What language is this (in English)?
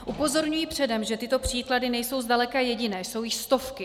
Czech